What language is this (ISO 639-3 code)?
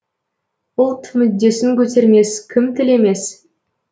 kaz